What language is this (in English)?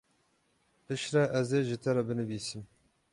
Kurdish